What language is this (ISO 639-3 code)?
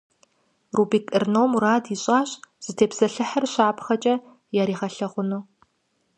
kbd